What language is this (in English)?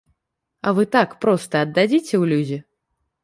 Belarusian